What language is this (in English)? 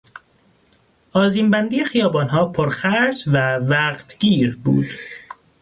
Persian